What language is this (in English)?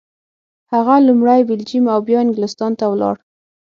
Pashto